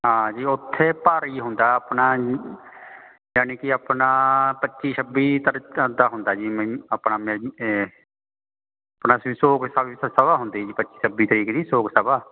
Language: Punjabi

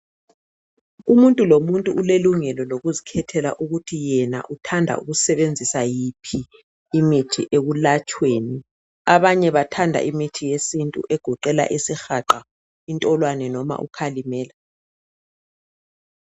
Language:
North Ndebele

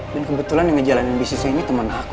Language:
Indonesian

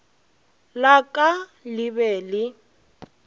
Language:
Northern Sotho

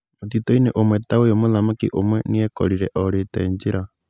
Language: Kikuyu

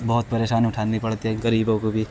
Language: Urdu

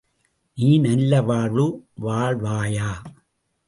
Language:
Tamil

